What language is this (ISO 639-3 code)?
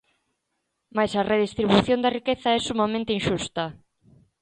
glg